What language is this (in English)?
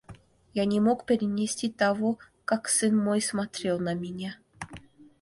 Russian